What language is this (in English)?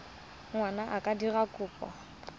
Tswana